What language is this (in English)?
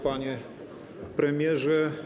Polish